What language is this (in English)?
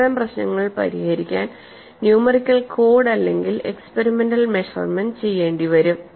Malayalam